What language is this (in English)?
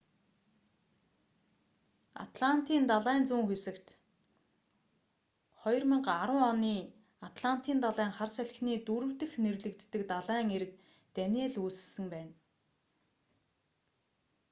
Mongolian